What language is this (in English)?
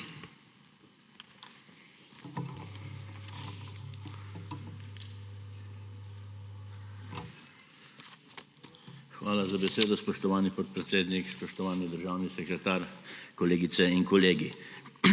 Slovenian